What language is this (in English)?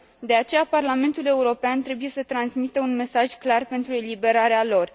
Romanian